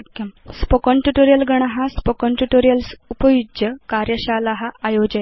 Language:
Sanskrit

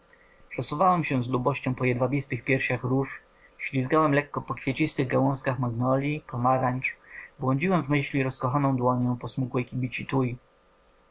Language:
Polish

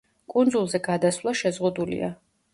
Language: Georgian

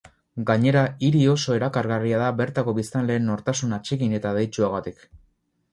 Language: Basque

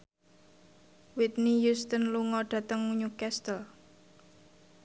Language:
Javanese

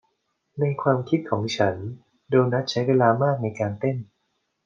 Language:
Thai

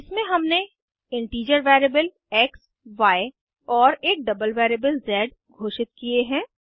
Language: Hindi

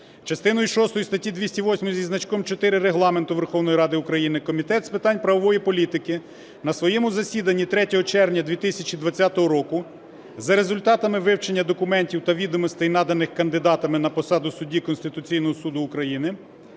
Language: Ukrainian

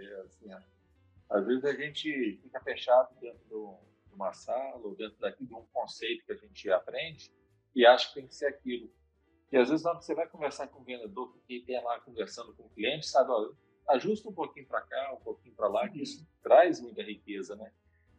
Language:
Portuguese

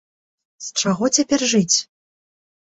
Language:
Belarusian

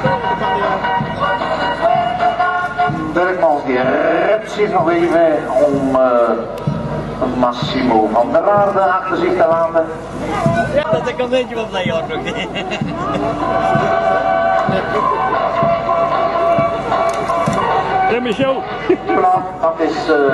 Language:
Dutch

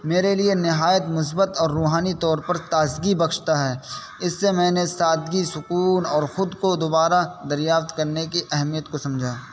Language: Urdu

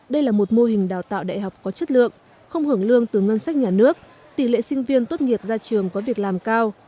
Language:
Vietnamese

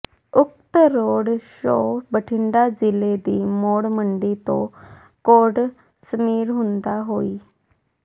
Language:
Punjabi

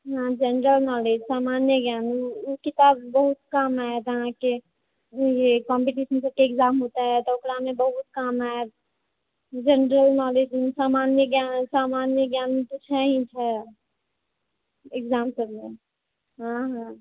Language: Maithili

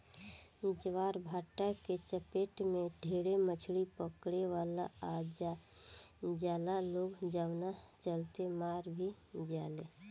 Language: Bhojpuri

